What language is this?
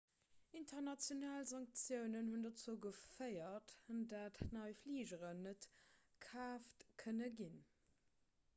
Luxembourgish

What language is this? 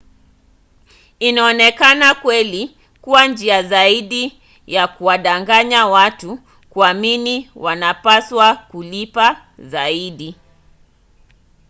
Swahili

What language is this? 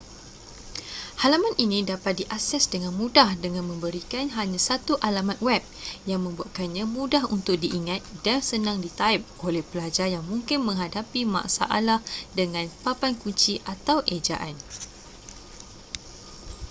Malay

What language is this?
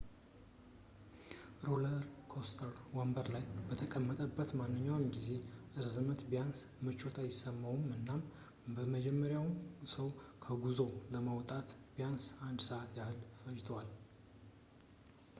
Amharic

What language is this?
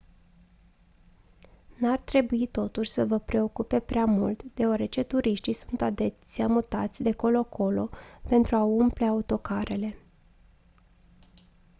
Romanian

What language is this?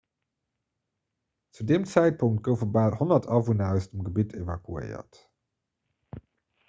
Luxembourgish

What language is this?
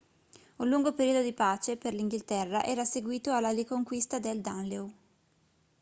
Italian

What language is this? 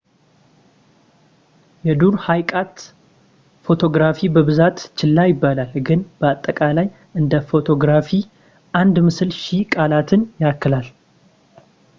Amharic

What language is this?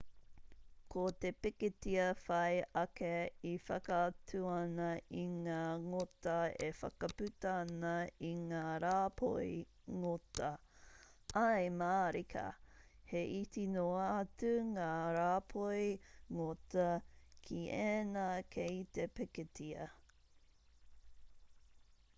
Māori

